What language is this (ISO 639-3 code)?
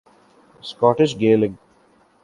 urd